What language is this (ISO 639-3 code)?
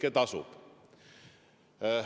est